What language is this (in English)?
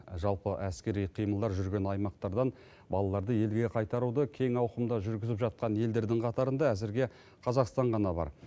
Kazakh